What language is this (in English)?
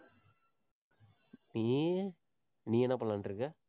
Tamil